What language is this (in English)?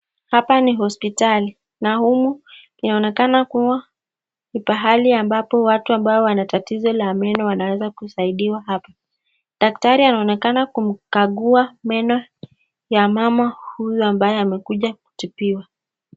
Swahili